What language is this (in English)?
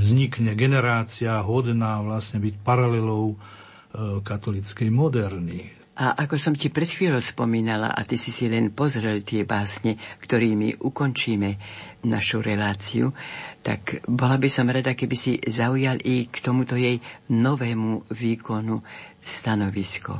Slovak